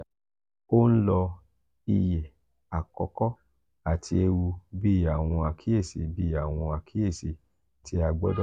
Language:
Yoruba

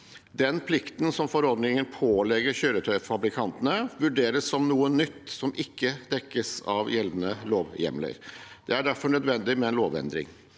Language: Norwegian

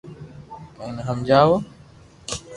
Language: Loarki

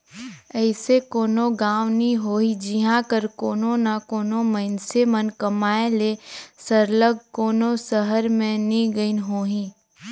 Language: Chhattisgarhi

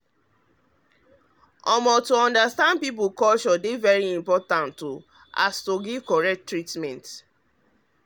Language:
Nigerian Pidgin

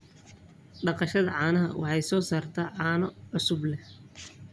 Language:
Somali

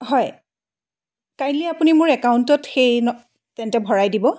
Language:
Assamese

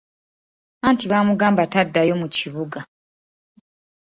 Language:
Ganda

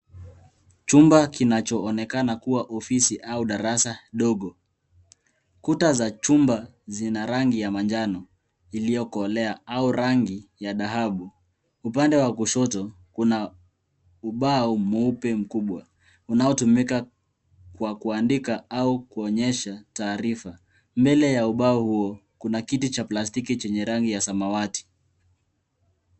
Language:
Swahili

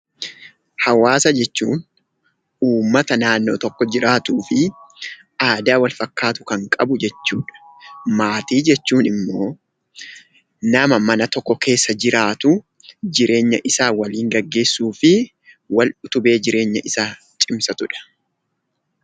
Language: Oromo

